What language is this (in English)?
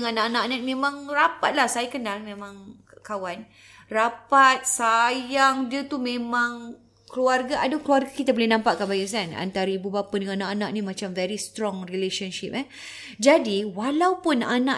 Malay